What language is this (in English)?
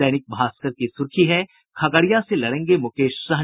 Hindi